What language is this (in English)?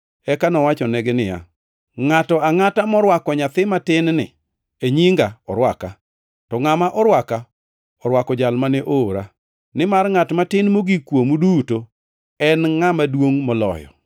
Luo (Kenya and Tanzania)